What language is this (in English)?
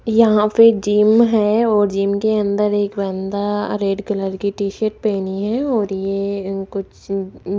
Hindi